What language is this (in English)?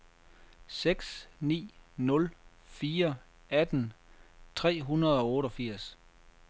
Danish